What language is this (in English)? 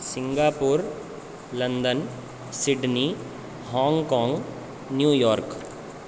Sanskrit